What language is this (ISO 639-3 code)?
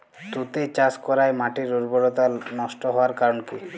ben